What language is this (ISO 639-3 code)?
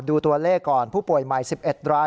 tha